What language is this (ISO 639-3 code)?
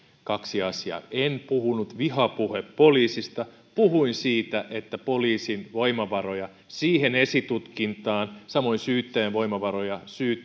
fin